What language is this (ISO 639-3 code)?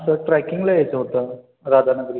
mar